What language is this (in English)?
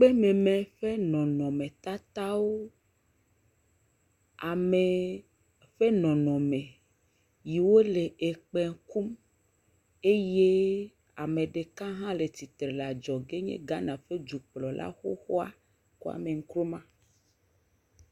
Ewe